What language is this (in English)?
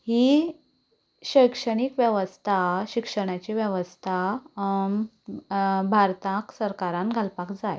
Konkani